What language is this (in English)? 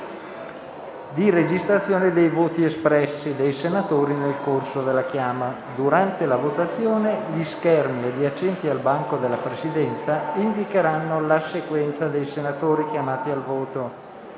Italian